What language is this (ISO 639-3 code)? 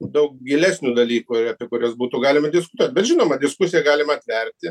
lit